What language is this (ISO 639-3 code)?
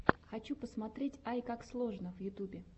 rus